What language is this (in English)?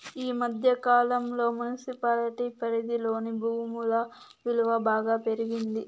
Telugu